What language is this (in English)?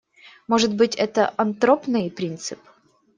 Russian